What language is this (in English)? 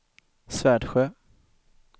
Swedish